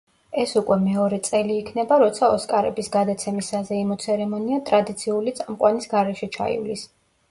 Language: Georgian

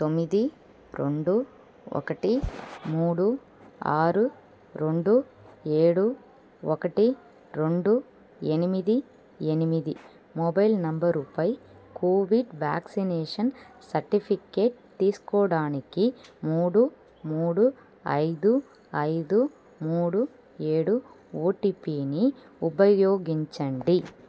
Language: Telugu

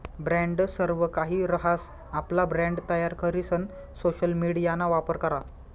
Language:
Marathi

